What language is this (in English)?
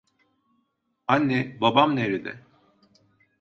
Turkish